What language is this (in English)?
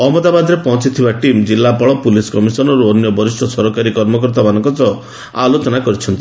Odia